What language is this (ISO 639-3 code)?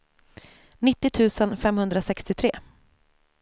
swe